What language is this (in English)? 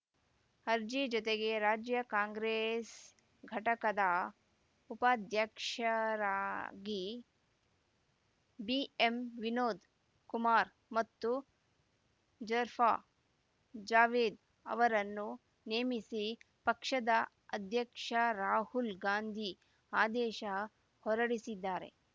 Kannada